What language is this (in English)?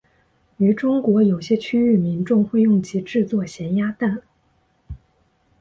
Chinese